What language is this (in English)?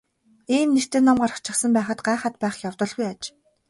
Mongolian